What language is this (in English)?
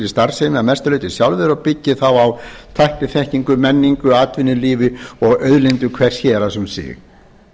Icelandic